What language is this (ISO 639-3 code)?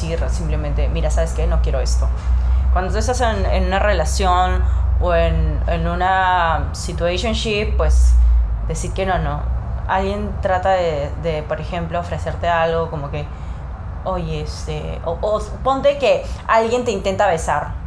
spa